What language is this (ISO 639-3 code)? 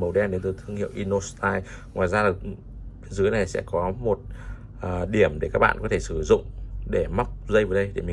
vie